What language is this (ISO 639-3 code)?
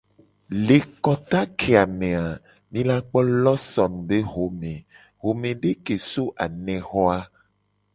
gej